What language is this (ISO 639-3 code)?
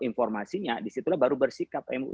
ind